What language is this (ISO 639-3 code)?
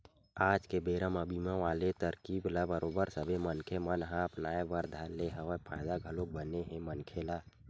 hne